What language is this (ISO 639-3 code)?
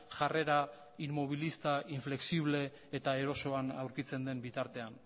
eus